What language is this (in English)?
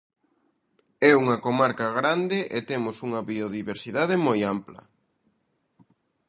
Galician